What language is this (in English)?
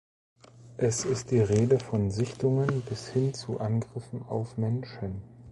German